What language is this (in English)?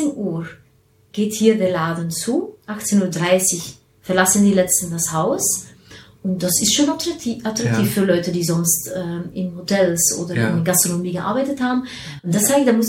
German